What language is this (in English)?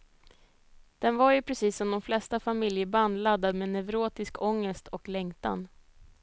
Swedish